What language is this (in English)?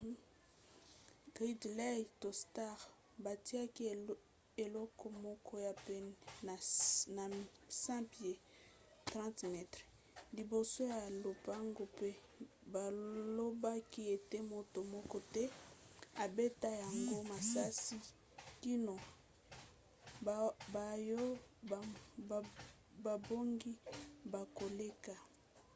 Lingala